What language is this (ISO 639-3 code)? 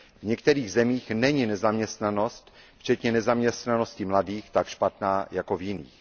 ces